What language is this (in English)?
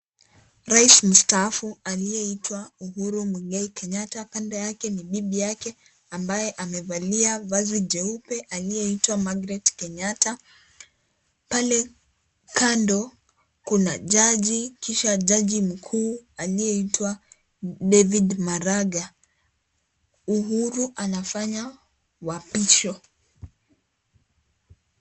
Swahili